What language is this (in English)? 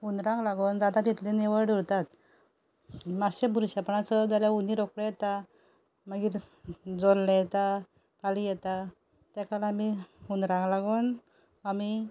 Konkani